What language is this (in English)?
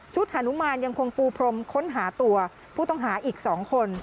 Thai